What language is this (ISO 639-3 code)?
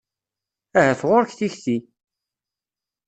kab